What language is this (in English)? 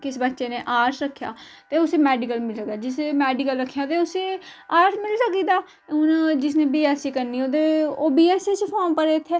Dogri